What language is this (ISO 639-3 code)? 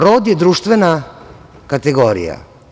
srp